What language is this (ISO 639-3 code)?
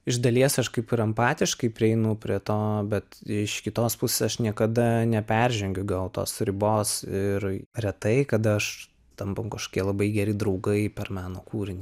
lit